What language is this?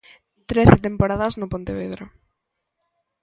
Galician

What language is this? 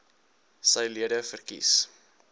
Afrikaans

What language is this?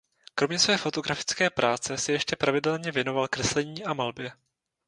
Czech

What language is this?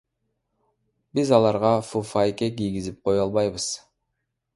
Kyrgyz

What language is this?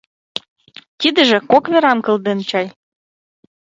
Mari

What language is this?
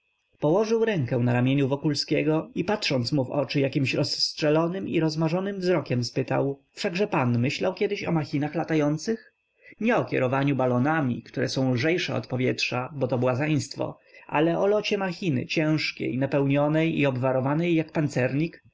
Polish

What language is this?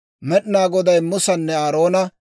Dawro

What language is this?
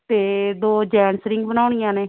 Punjabi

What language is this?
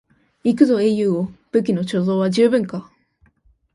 Japanese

